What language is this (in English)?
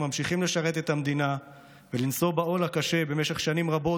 Hebrew